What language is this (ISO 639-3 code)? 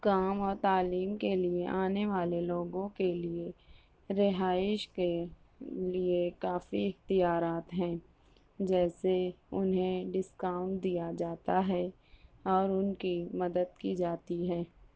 urd